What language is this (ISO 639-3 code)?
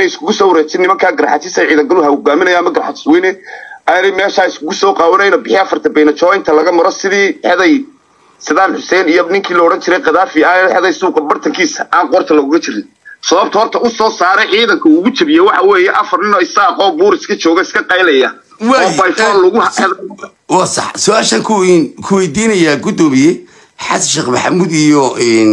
ara